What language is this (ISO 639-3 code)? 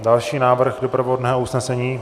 ces